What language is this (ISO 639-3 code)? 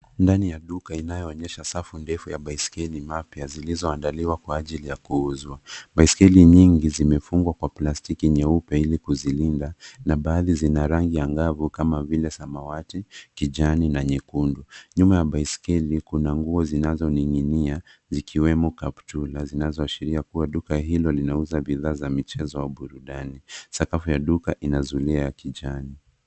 swa